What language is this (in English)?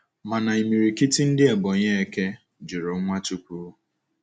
Igbo